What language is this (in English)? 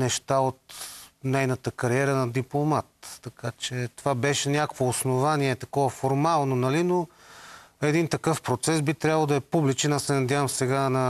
Bulgarian